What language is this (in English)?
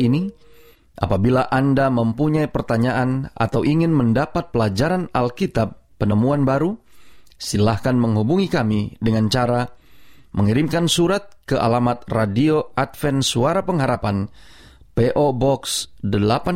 Indonesian